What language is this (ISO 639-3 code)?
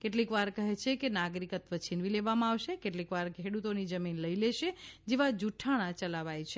guj